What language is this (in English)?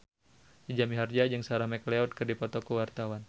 Sundanese